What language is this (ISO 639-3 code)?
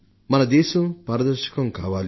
tel